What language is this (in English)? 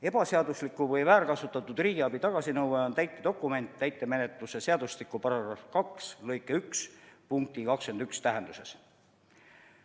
Estonian